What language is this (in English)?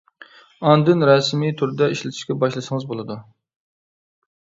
Uyghur